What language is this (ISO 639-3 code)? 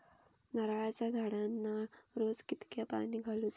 mar